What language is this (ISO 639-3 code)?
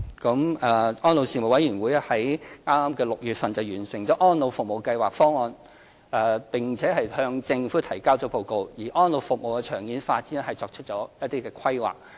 yue